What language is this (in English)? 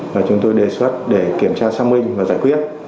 Vietnamese